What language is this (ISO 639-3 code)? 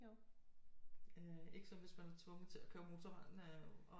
dan